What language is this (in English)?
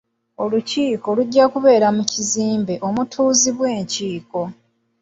Ganda